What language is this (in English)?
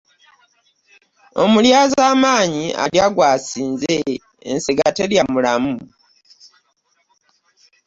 Ganda